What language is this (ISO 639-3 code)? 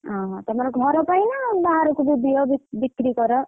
ori